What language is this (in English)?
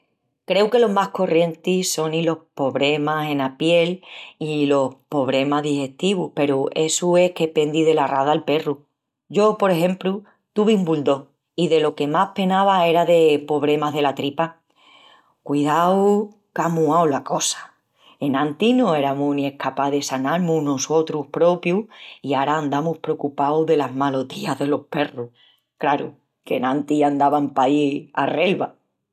Extremaduran